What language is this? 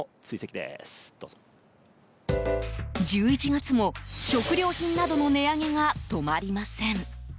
Japanese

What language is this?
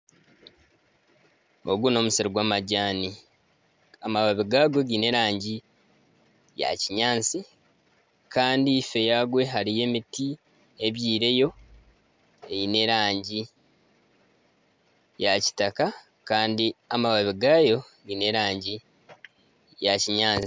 Nyankole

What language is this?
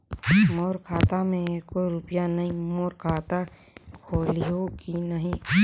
Chhattisgarhi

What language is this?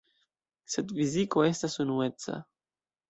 Esperanto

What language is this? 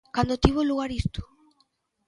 Galician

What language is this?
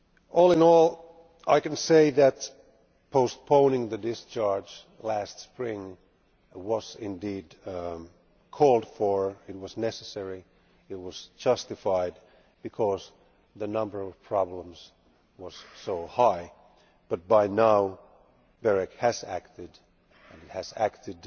English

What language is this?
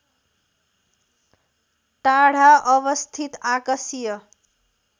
Nepali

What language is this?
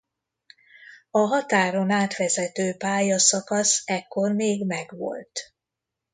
Hungarian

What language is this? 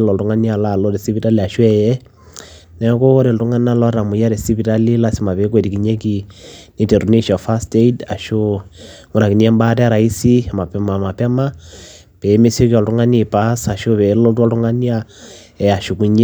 Masai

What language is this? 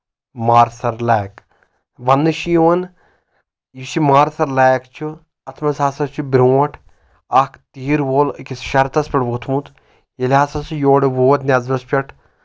Kashmiri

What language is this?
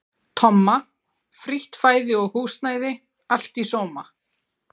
Icelandic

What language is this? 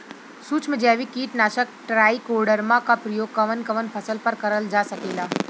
Bhojpuri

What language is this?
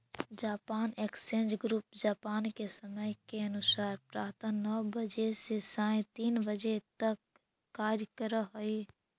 Magahi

